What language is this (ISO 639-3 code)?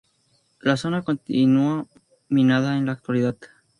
spa